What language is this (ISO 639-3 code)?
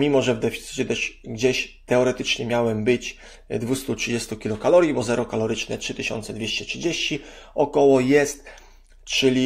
pol